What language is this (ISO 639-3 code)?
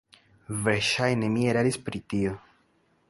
epo